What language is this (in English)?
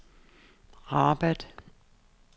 Danish